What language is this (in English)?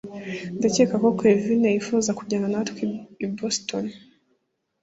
Kinyarwanda